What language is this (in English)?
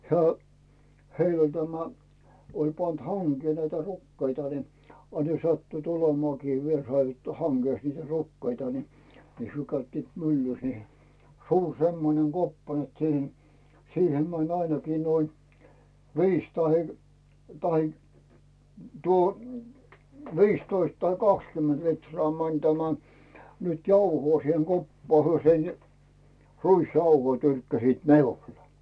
Finnish